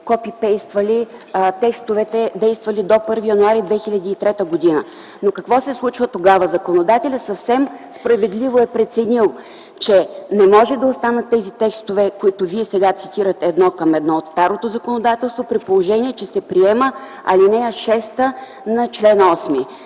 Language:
Bulgarian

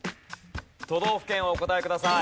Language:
Japanese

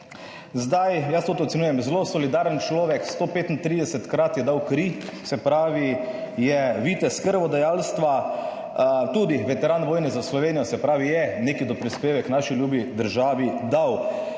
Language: Slovenian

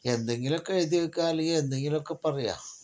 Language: Malayalam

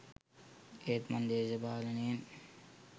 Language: Sinhala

